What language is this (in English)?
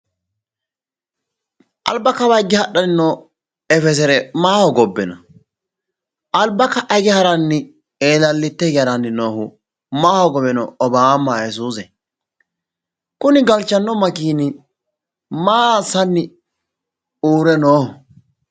Sidamo